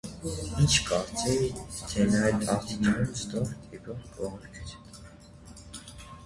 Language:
Armenian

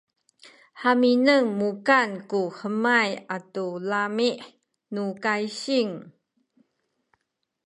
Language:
Sakizaya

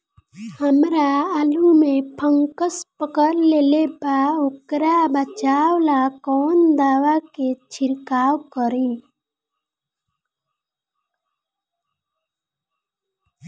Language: Bhojpuri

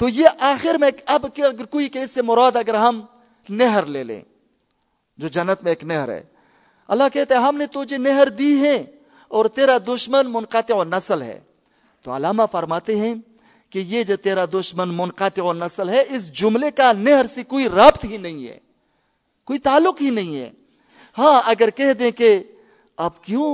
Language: Urdu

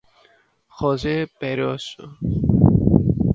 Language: Galician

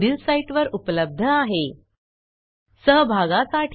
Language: Marathi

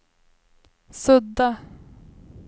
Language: Swedish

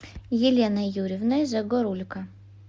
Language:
Russian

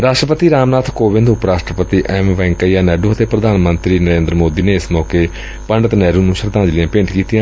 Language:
Punjabi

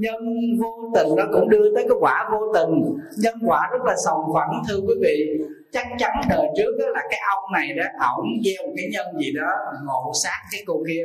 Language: Vietnamese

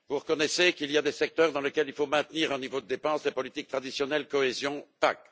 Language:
French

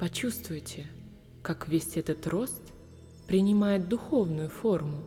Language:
Russian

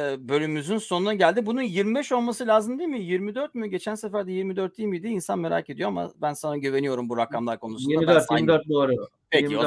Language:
Turkish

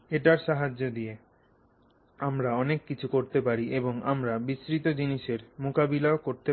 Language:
Bangla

